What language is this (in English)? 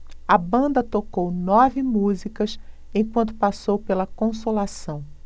Portuguese